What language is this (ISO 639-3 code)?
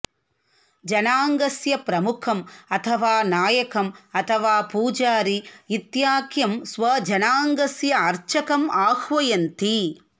san